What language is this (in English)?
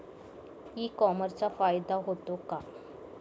Marathi